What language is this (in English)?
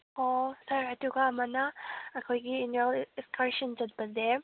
Manipuri